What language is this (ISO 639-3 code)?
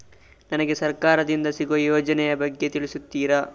kan